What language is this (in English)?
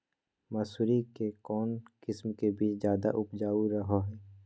Magahi